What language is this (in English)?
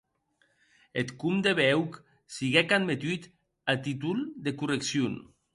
Occitan